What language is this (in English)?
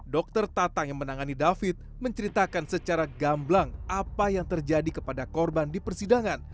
Indonesian